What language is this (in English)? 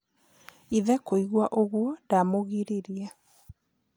Kikuyu